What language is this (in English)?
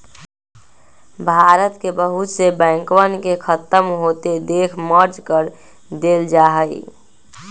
Magahi